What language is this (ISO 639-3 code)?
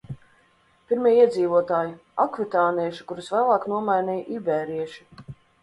lav